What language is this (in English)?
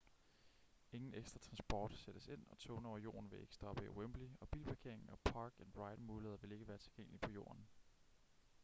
Danish